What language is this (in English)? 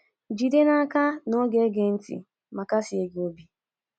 Igbo